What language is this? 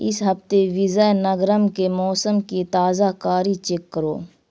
Urdu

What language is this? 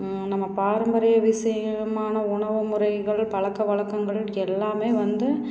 Tamil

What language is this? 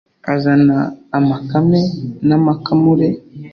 Kinyarwanda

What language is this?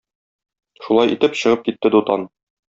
Tatar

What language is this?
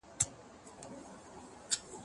Pashto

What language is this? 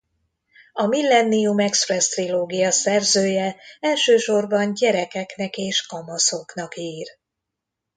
Hungarian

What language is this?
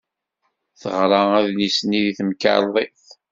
Kabyle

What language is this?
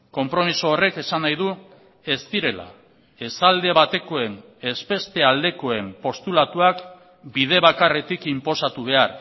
Basque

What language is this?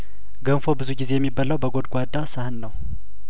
Amharic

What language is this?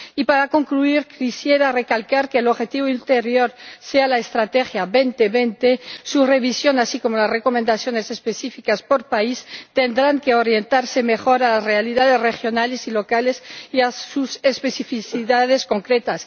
Spanish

